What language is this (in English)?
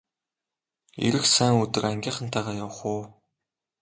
Mongolian